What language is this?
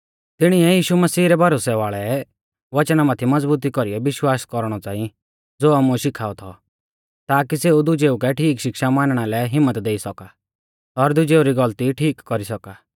Mahasu Pahari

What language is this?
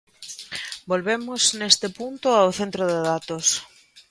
Galician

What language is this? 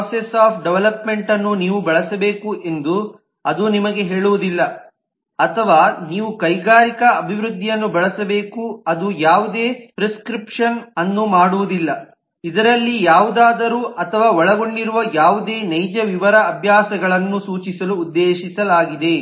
Kannada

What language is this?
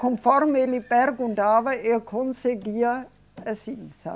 Portuguese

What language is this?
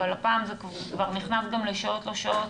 Hebrew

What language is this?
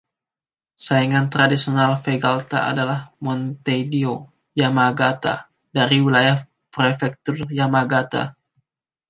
Indonesian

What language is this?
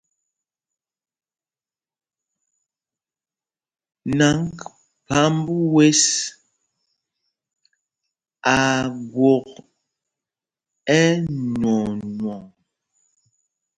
Mpumpong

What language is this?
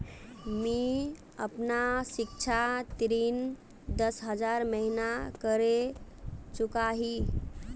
Magahi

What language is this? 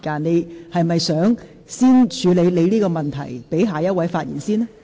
Cantonese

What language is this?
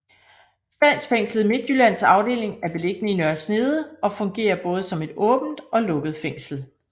Danish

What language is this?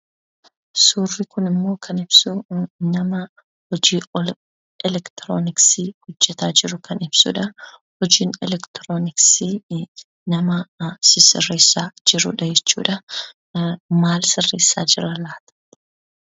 Oromo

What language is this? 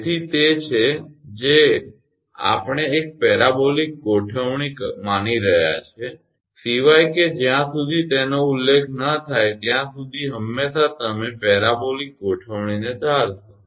Gujarati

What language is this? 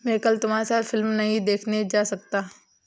Hindi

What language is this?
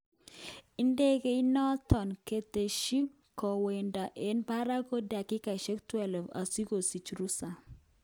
Kalenjin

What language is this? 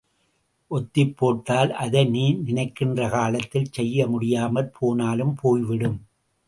Tamil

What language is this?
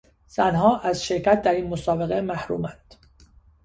Persian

